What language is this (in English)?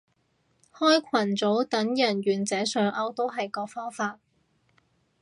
Cantonese